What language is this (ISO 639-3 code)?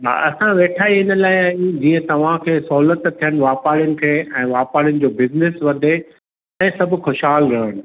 snd